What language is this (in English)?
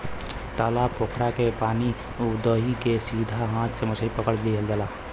Bhojpuri